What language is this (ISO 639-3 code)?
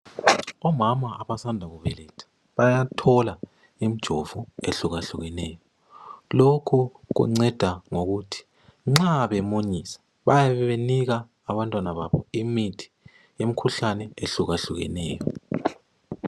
nde